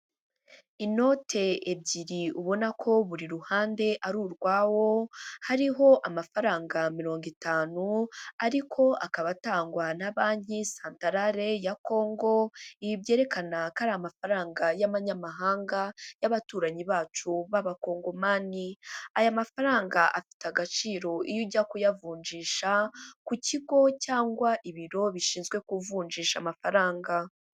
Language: Kinyarwanda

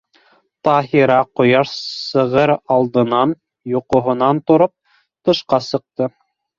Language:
Bashkir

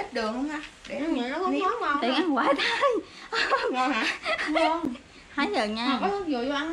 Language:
Vietnamese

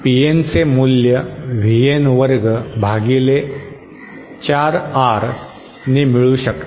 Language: Marathi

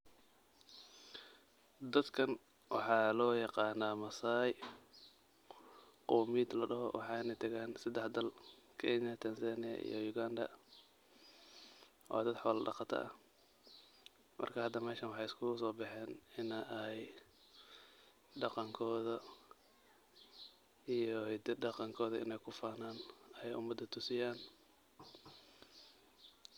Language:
Somali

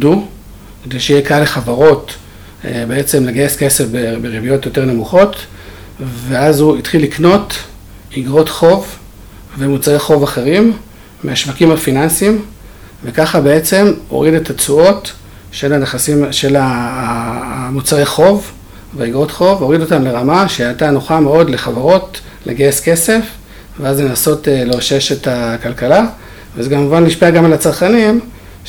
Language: Hebrew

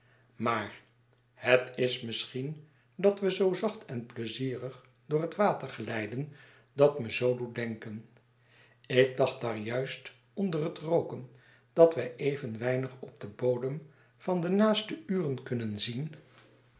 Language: Dutch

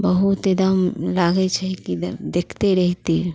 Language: Maithili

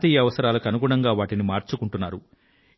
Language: Telugu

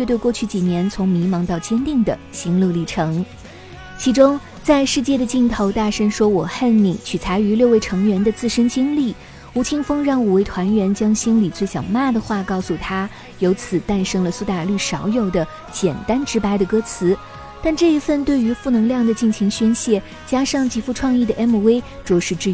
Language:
Chinese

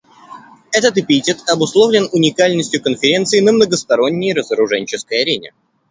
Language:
Russian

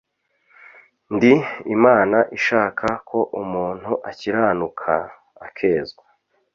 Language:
Kinyarwanda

